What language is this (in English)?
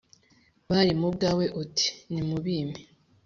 Kinyarwanda